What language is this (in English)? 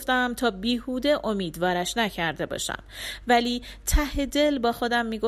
Persian